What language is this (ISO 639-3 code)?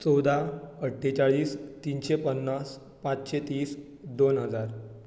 kok